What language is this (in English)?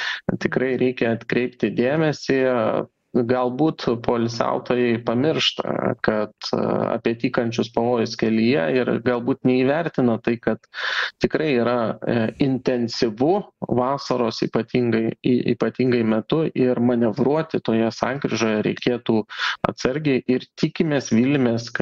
Lithuanian